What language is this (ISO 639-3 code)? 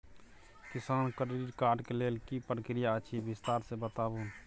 mai